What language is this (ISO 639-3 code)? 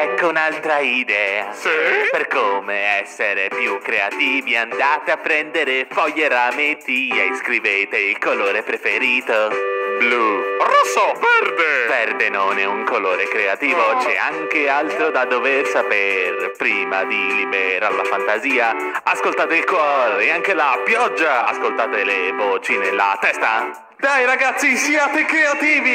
ita